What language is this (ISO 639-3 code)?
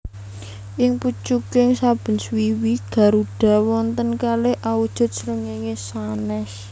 jav